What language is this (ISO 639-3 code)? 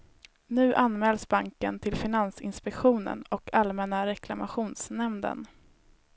swe